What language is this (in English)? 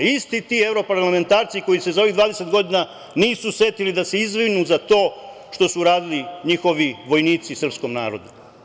Serbian